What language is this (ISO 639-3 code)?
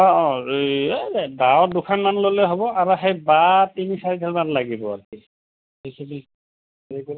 asm